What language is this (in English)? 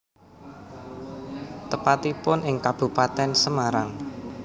Javanese